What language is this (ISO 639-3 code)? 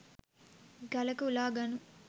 sin